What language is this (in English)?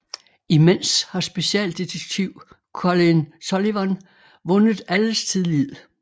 Danish